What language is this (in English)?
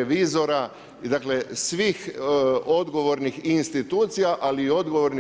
Croatian